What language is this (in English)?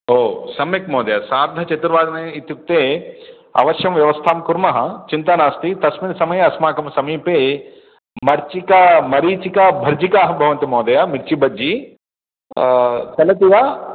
Sanskrit